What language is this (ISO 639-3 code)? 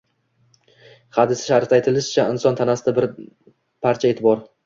uzb